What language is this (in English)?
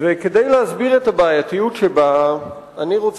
Hebrew